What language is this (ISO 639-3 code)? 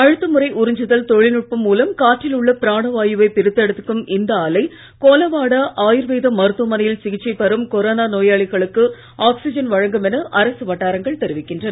tam